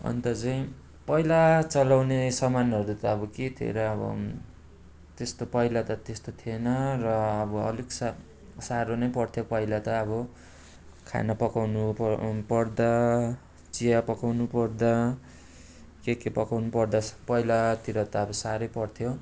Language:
Nepali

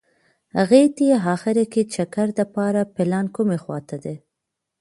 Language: Pashto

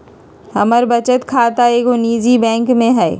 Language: Magahi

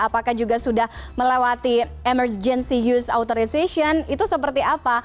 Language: Indonesian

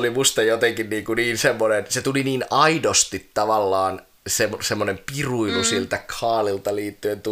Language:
Finnish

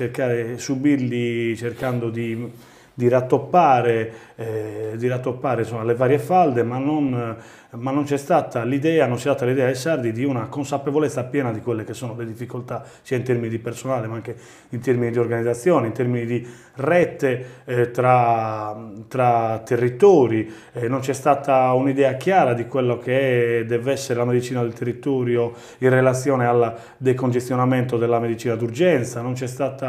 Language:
Italian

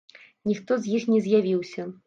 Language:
Belarusian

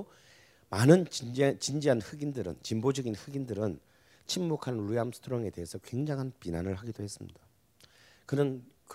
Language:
Korean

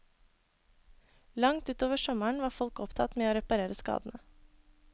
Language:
Norwegian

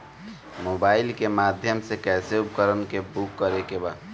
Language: Bhojpuri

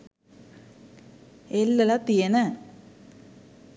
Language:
Sinhala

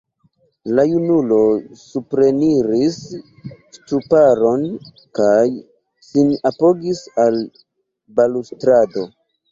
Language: Esperanto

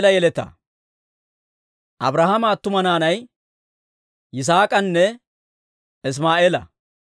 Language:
Dawro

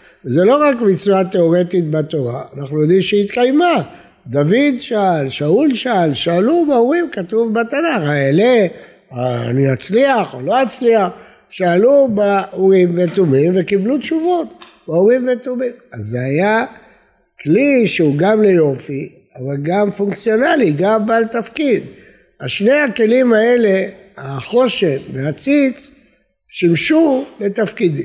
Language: Hebrew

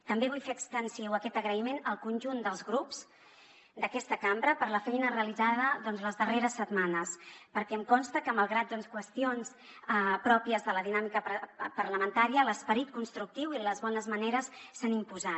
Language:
Catalan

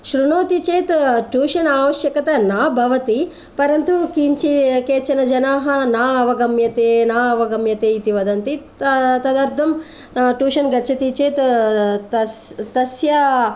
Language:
Sanskrit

